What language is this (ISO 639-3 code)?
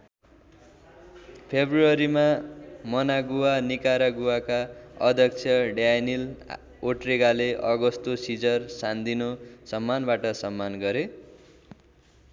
nep